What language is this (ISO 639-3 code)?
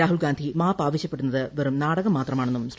mal